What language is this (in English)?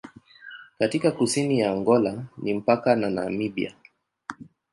Swahili